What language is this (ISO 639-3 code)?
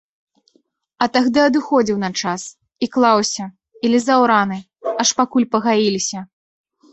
bel